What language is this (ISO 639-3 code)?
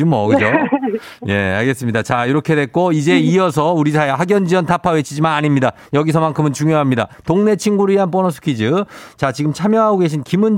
kor